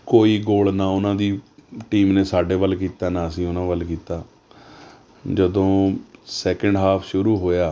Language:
Punjabi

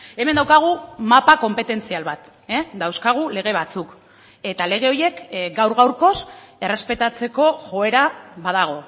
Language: Basque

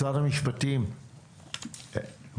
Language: Hebrew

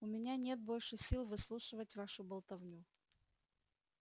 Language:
Russian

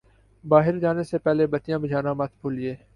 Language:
Urdu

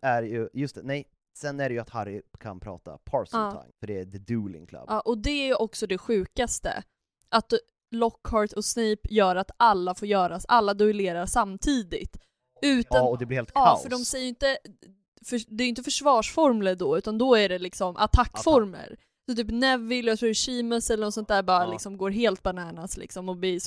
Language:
Swedish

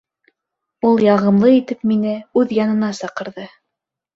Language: Bashkir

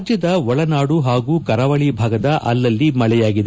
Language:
Kannada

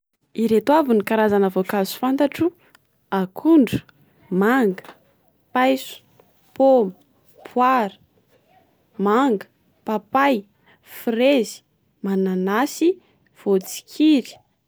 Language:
Malagasy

